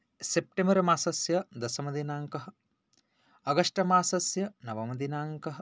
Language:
Sanskrit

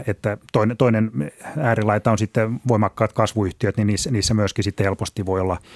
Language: Finnish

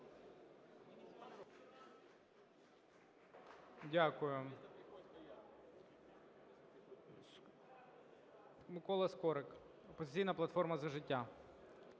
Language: Ukrainian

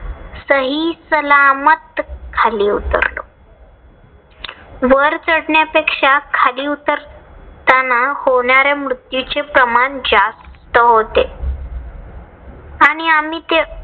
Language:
Marathi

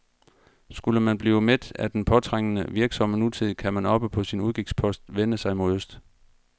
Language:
Danish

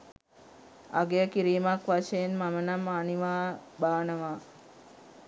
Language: Sinhala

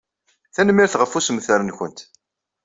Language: Kabyle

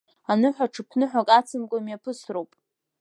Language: Abkhazian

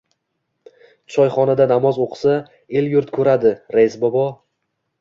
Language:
Uzbek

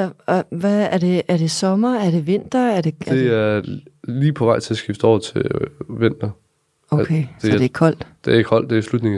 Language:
Danish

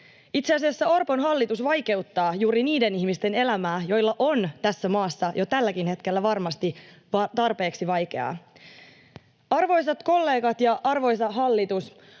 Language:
Finnish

